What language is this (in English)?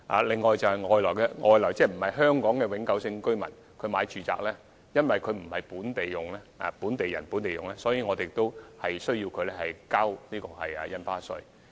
Cantonese